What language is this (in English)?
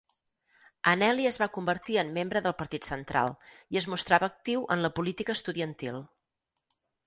Catalan